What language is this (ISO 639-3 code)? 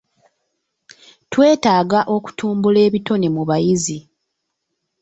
lug